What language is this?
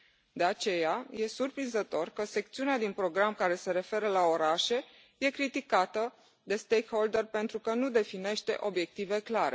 Romanian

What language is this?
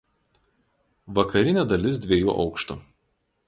Lithuanian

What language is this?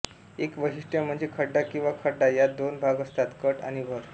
Marathi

